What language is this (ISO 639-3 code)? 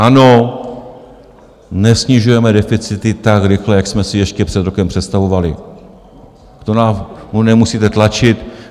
ces